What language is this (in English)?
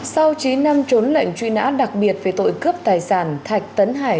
Vietnamese